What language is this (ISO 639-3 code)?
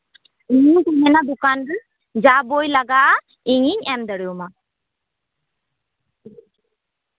sat